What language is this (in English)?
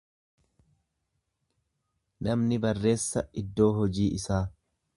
Oromo